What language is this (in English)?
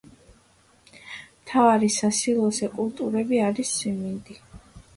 Georgian